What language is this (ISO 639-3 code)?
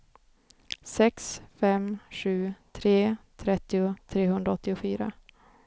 swe